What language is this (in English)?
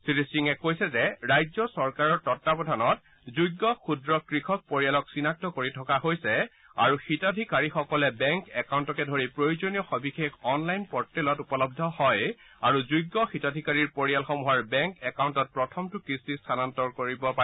Assamese